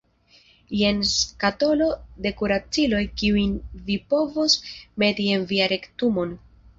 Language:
Esperanto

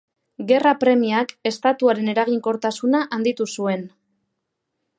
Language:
Basque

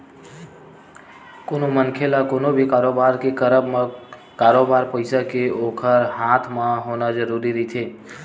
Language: Chhattisgarhi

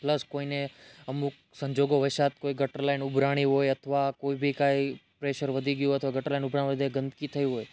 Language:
Gujarati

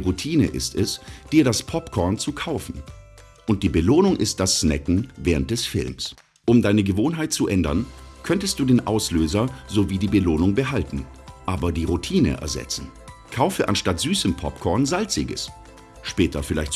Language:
German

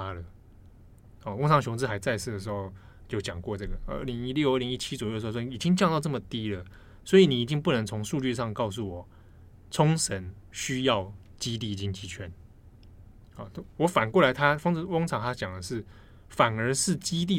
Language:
Chinese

